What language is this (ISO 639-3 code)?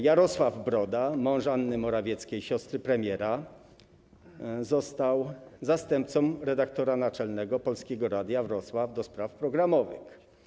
pol